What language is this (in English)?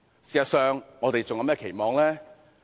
Cantonese